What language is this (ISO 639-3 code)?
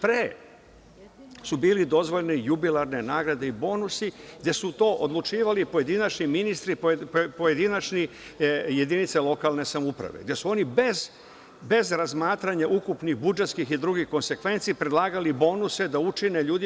srp